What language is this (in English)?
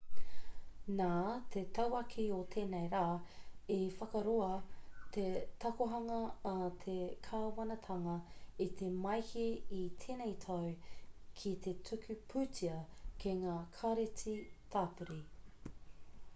Māori